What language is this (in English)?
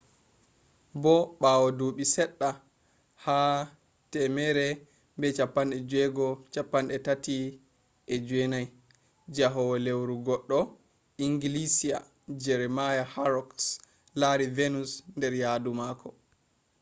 Fula